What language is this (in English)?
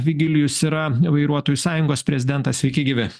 Lithuanian